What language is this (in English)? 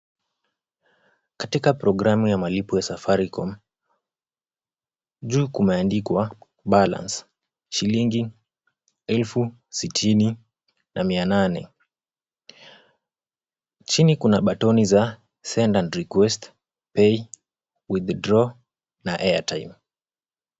Swahili